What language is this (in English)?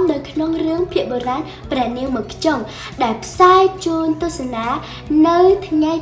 Vietnamese